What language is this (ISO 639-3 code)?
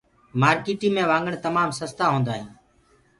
ggg